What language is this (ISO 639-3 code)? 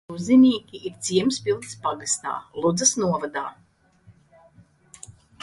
lav